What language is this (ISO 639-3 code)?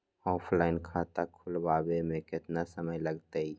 mag